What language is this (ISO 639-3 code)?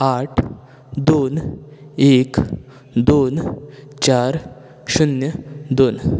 kok